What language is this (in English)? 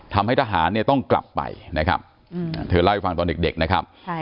Thai